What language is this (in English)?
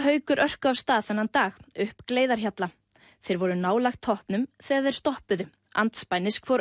Icelandic